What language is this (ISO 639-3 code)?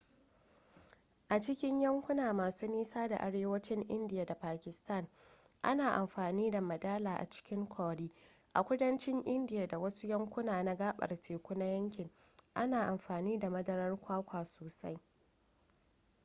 hau